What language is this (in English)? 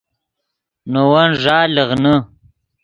Yidgha